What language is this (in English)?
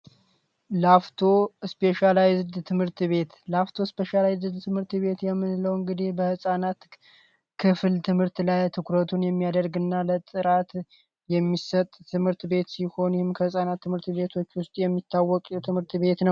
Amharic